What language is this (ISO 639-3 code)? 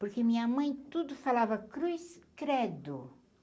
por